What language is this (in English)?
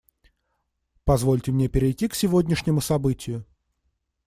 Russian